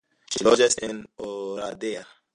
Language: Esperanto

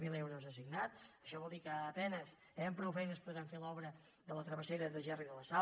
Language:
Catalan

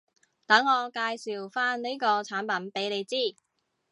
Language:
Cantonese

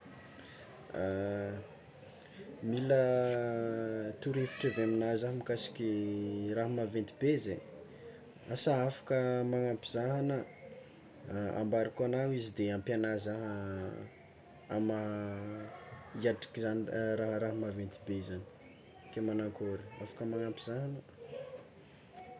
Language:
Tsimihety Malagasy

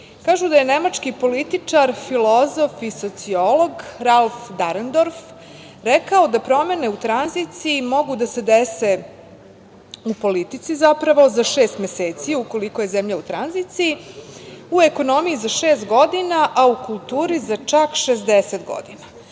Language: Serbian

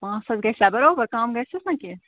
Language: Kashmiri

